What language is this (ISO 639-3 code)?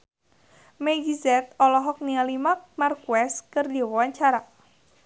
sun